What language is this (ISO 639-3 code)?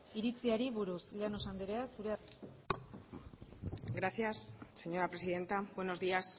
eus